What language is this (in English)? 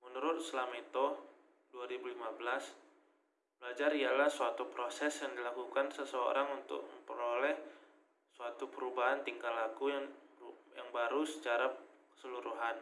Indonesian